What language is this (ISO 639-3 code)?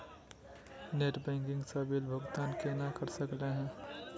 mag